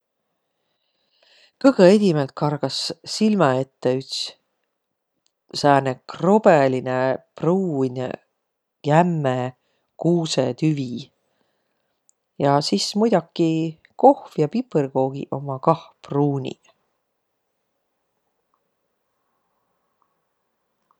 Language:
Võro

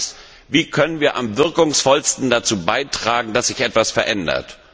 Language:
German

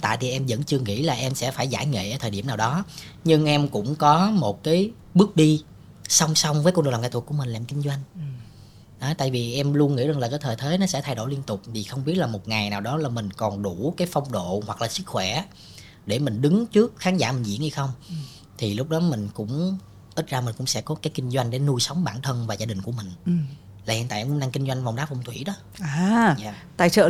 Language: Vietnamese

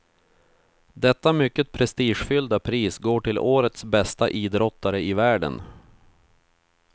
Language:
Swedish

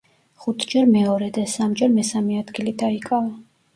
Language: Georgian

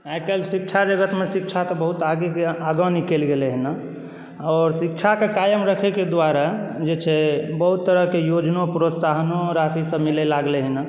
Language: Maithili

